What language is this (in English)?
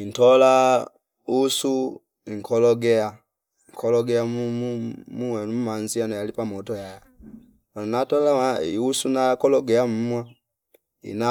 Fipa